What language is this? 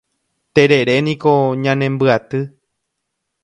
Guarani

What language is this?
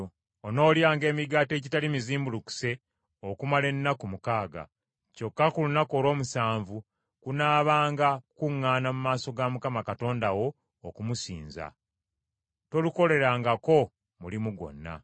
Ganda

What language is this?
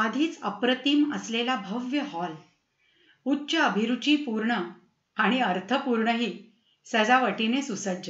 Marathi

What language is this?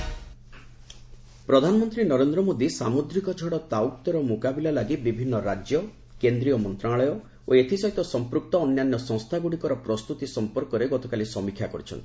Odia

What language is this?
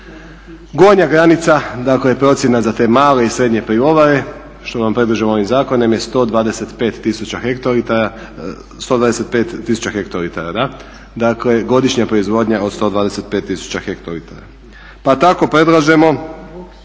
Croatian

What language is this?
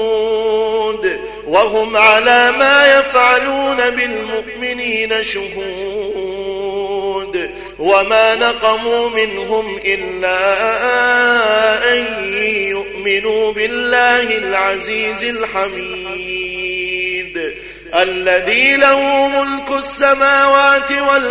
Arabic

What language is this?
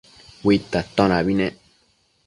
Matsés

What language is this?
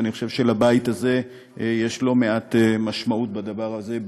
Hebrew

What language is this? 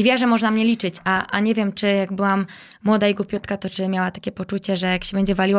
Polish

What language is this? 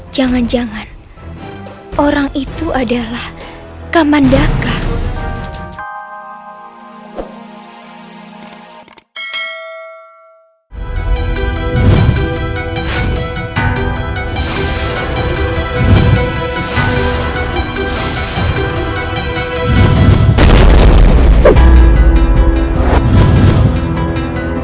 Indonesian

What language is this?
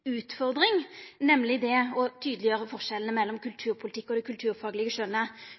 Norwegian Nynorsk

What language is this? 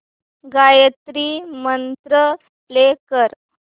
Marathi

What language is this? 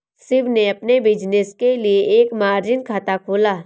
Hindi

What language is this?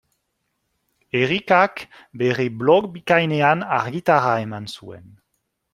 Basque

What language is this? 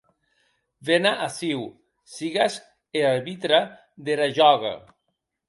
Occitan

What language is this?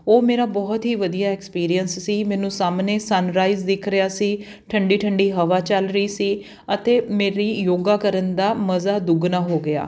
Punjabi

